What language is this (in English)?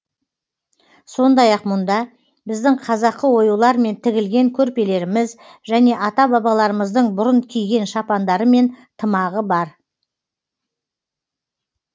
Kazakh